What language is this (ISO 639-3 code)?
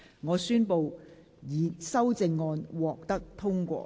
yue